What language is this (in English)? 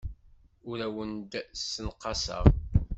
Kabyle